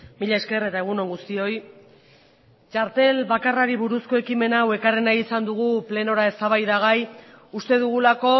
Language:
Basque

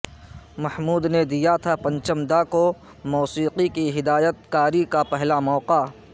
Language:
Urdu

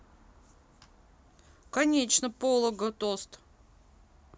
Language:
Russian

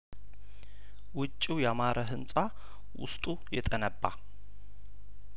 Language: Amharic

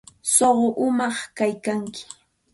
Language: Santa Ana de Tusi Pasco Quechua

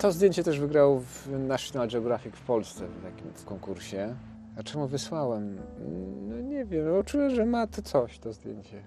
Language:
Polish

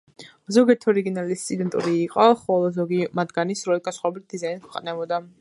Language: Georgian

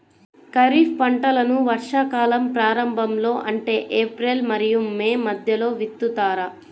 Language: Telugu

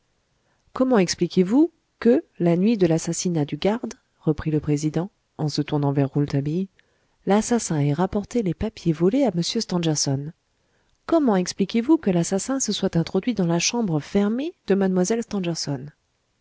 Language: French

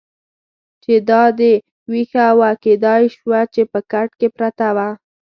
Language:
Pashto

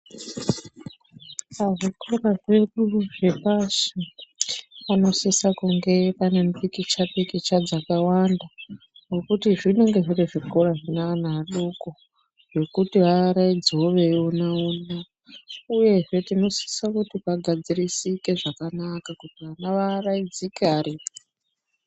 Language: Ndau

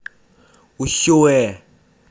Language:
Russian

